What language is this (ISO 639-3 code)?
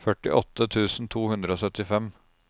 nor